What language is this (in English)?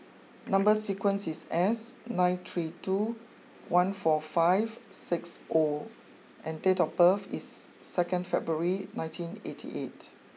English